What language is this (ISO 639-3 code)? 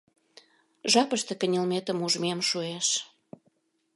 chm